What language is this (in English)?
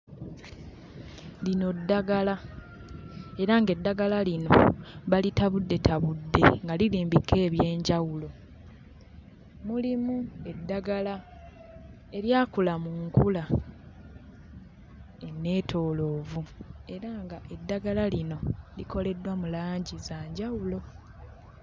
Ganda